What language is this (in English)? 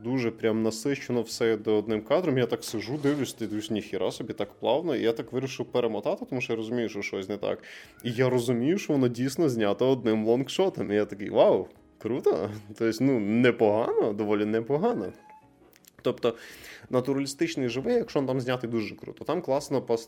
Ukrainian